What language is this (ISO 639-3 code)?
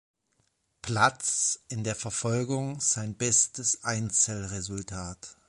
deu